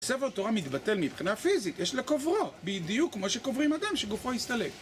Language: Hebrew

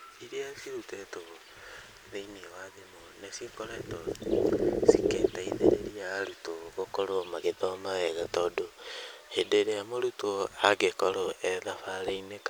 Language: Kikuyu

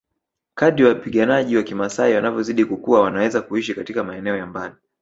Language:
Swahili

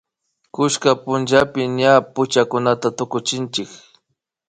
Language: Imbabura Highland Quichua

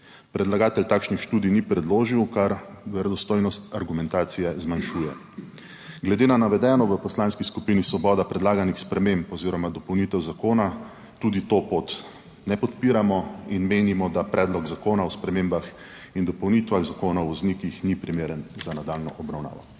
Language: Slovenian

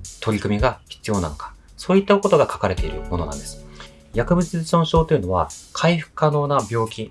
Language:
Japanese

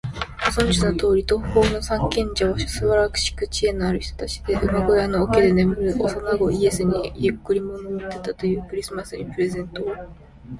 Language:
Japanese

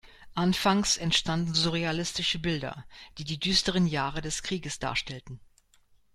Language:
German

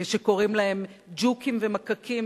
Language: Hebrew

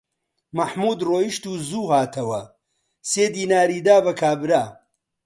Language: Central Kurdish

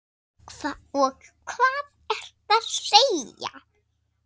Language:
Icelandic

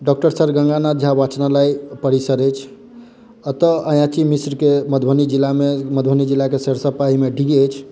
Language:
Maithili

